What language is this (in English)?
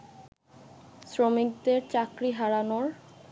Bangla